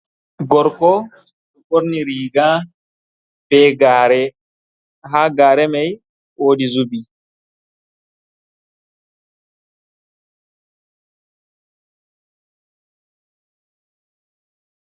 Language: Fula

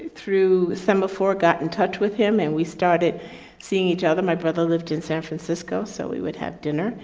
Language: English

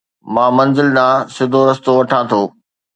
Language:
Sindhi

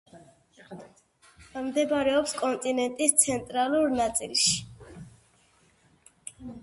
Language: Georgian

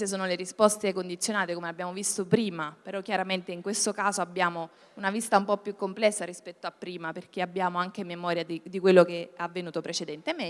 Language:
Italian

